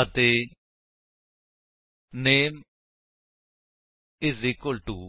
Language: Punjabi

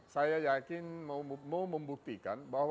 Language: Indonesian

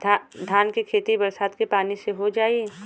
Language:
Bhojpuri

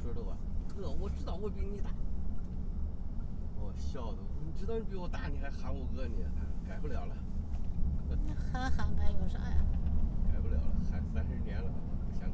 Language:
Chinese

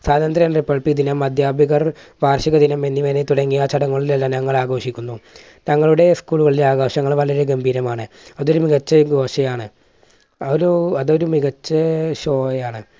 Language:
Malayalam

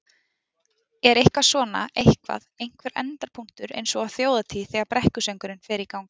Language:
Icelandic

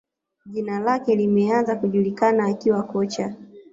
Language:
Swahili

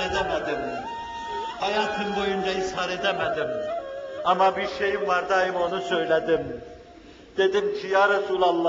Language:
Turkish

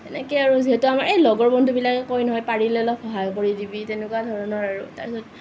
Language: Assamese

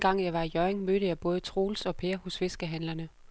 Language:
Danish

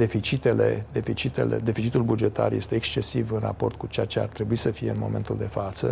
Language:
Romanian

